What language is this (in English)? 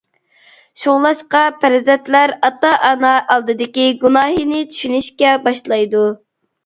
Uyghur